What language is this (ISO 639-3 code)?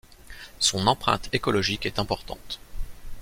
fra